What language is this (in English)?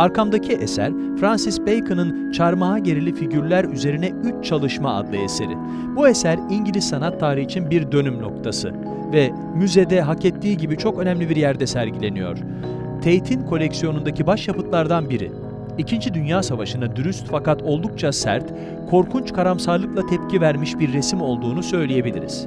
Turkish